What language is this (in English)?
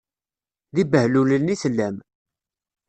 Kabyle